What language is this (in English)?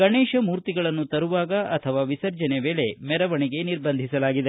Kannada